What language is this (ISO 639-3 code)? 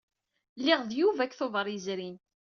kab